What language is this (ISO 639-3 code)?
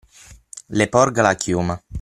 ita